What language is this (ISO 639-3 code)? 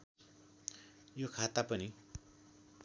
nep